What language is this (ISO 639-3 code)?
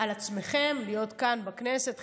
heb